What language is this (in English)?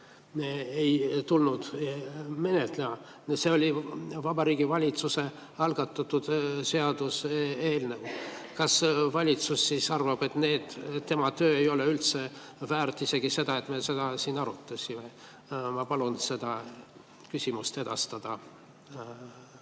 Estonian